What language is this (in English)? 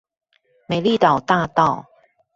Chinese